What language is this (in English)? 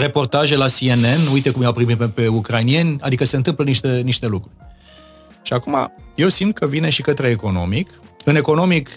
Romanian